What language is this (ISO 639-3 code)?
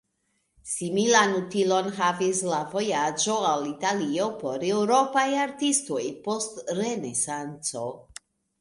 epo